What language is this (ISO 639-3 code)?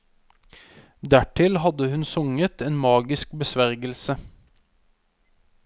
nor